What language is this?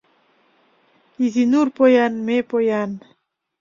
Mari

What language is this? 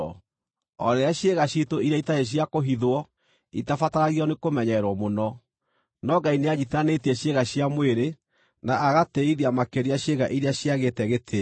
Kikuyu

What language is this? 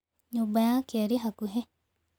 Kikuyu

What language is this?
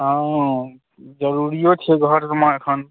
Maithili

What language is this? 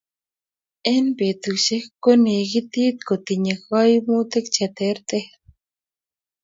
Kalenjin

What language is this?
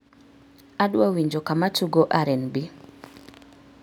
Luo (Kenya and Tanzania)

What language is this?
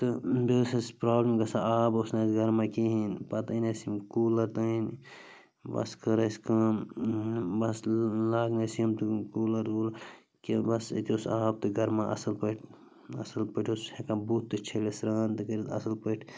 Kashmiri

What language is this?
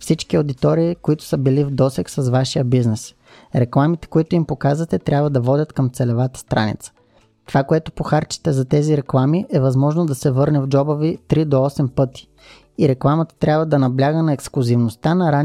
Bulgarian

